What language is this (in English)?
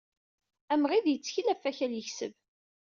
Kabyle